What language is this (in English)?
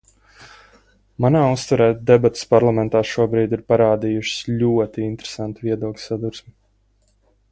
Latvian